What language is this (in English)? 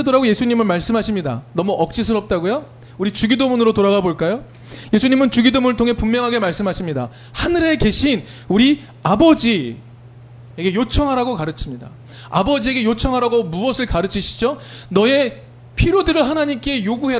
Korean